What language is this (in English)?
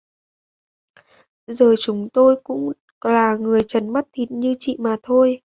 Vietnamese